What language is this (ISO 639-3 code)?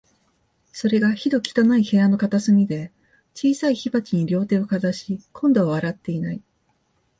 jpn